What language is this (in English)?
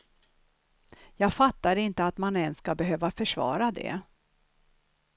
Swedish